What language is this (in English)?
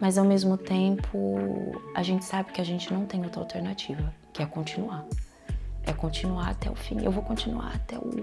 Portuguese